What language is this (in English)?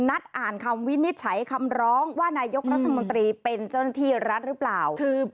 Thai